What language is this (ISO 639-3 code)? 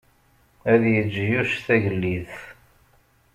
kab